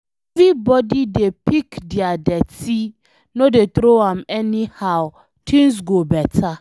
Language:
Nigerian Pidgin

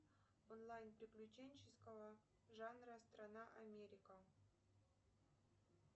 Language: Russian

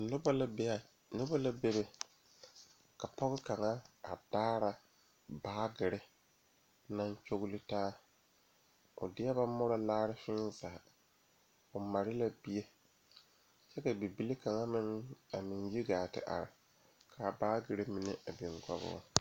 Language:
Southern Dagaare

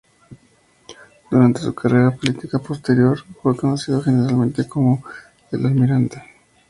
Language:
Spanish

